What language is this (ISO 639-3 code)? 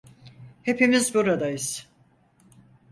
tur